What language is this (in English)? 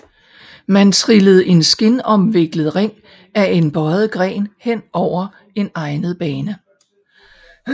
Danish